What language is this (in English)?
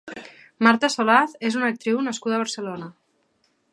Catalan